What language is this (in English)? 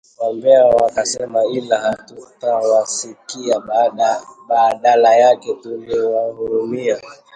Swahili